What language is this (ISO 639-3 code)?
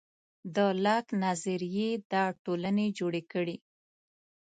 pus